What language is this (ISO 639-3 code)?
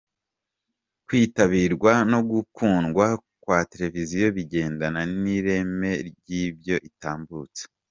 kin